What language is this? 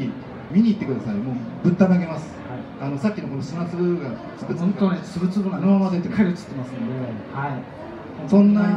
Japanese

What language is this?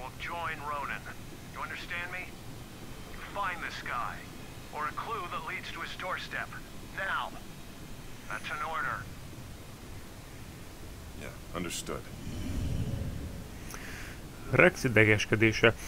Hungarian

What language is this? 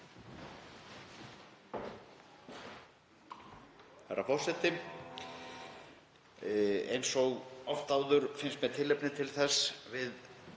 Icelandic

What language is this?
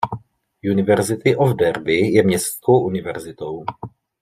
Czech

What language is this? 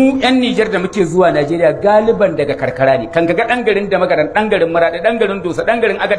Arabic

